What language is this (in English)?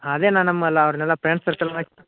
Kannada